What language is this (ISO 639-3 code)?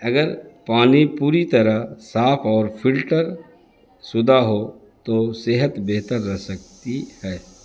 urd